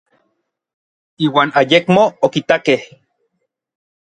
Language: Orizaba Nahuatl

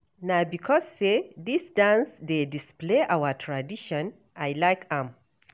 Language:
Nigerian Pidgin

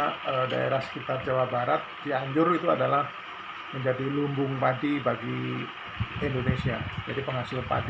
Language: Indonesian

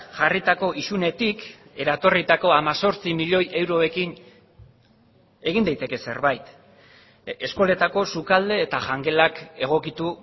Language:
Basque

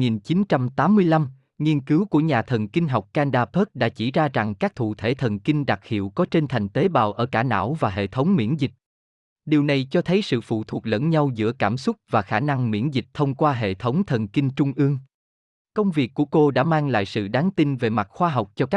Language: Vietnamese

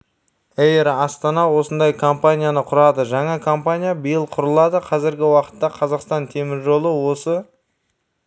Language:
Kazakh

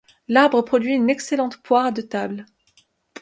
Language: French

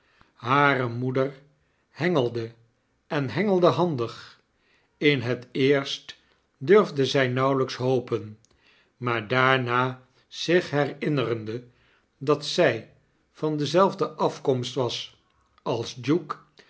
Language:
Dutch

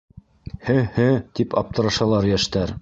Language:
Bashkir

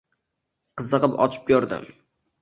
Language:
Uzbek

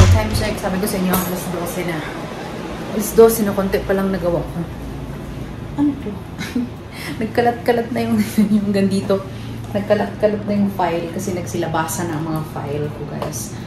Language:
Filipino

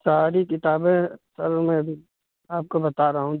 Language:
Urdu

